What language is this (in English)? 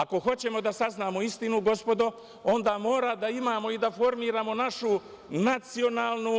Serbian